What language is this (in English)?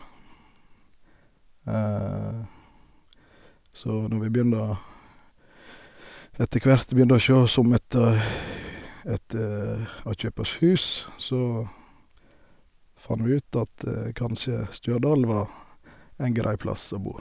Norwegian